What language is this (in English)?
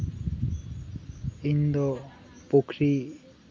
Santali